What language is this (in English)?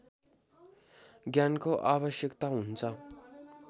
Nepali